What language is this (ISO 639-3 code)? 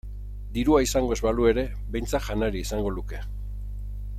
eus